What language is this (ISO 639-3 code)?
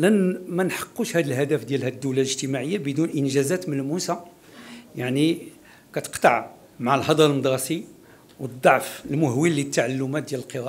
ara